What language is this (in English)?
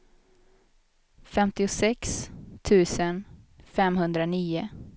Swedish